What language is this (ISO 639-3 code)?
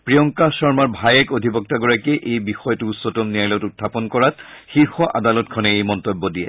asm